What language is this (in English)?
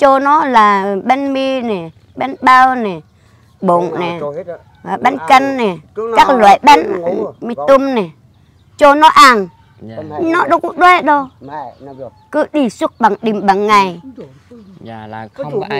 Vietnamese